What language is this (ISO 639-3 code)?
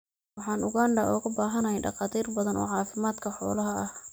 som